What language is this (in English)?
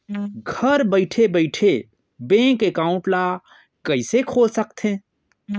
Chhattisgarhi